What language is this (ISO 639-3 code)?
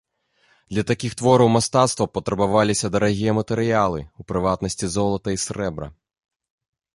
bel